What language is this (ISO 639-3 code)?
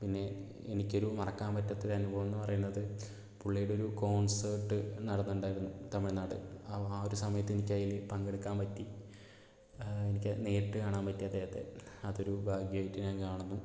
mal